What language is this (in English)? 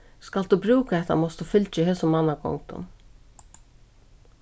Faroese